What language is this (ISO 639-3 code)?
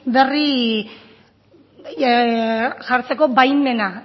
eus